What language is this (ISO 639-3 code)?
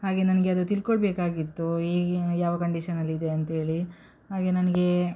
kan